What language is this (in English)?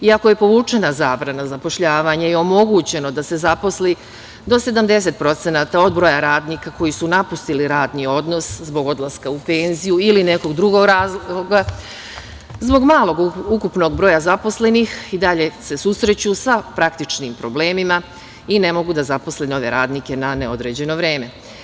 Serbian